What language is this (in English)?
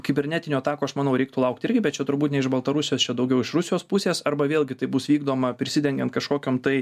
Lithuanian